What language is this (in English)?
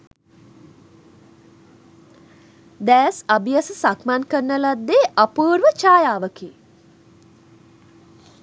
Sinhala